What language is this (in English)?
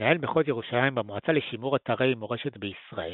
Hebrew